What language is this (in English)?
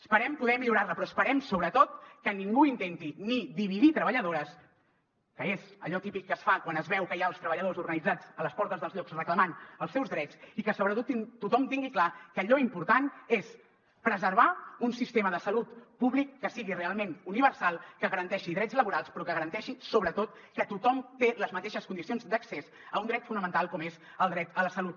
Catalan